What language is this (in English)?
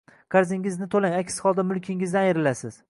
Uzbek